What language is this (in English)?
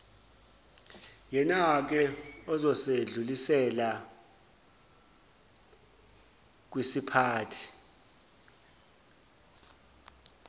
Zulu